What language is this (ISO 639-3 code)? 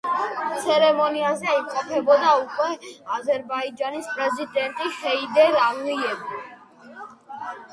kat